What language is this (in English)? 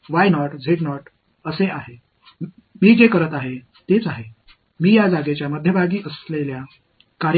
Tamil